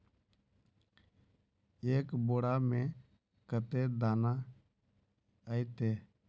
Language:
Magahi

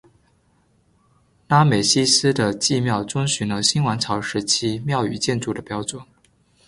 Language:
Chinese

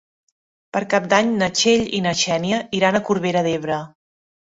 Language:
Catalan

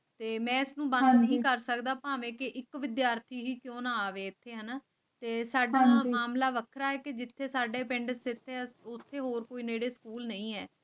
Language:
Punjabi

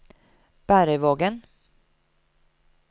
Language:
Norwegian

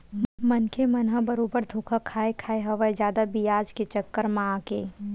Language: Chhattisgarhi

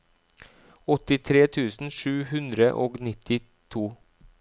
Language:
Norwegian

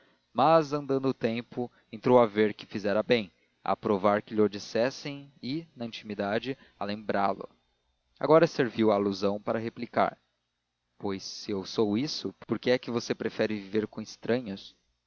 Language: Portuguese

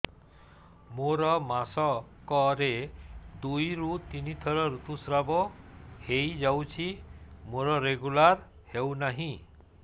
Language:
Odia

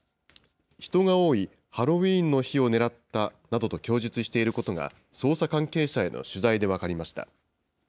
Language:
Japanese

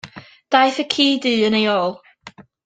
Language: Welsh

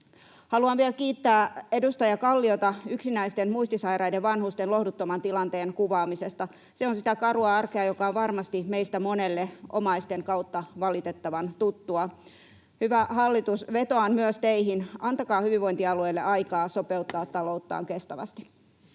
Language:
Finnish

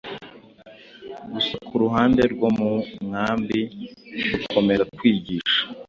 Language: Kinyarwanda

